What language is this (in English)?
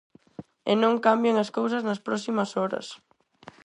Galician